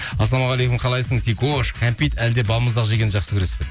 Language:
Kazakh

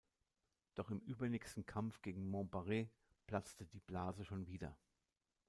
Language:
German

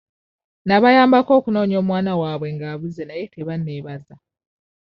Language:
Ganda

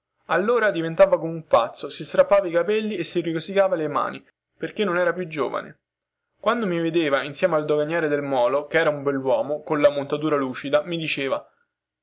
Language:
Italian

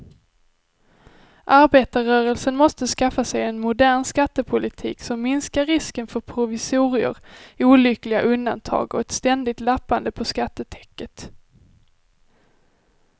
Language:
Swedish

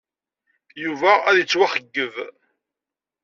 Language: Kabyle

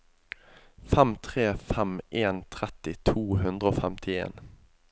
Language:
Norwegian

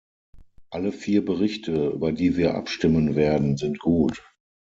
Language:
German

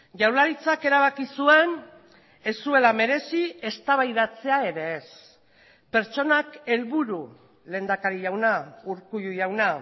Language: Basque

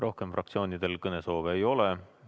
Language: Estonian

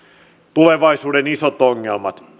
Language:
Finnish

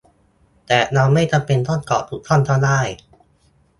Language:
Thai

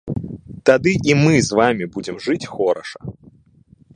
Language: Belarusian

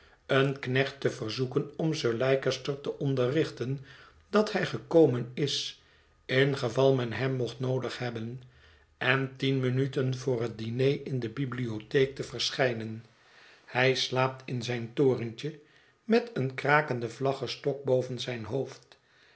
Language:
Dutch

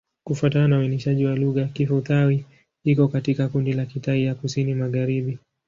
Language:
Swahili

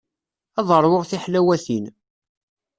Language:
Kabyle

